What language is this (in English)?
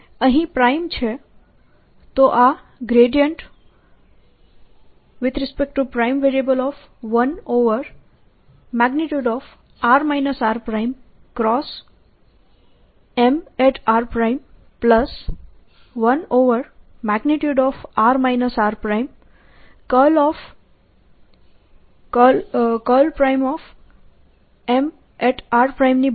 Gujarati